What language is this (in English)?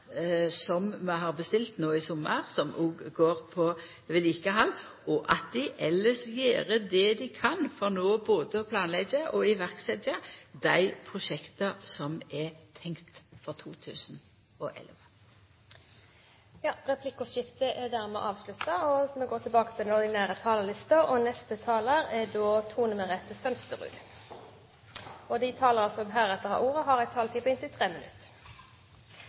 Norwegian